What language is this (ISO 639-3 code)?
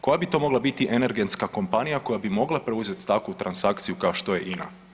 hrv